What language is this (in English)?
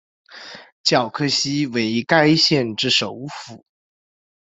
Chinese